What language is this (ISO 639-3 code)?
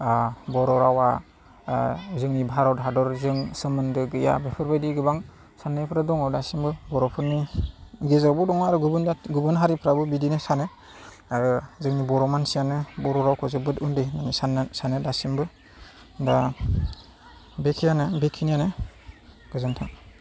brx